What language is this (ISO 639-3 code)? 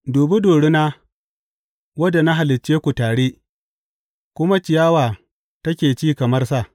hau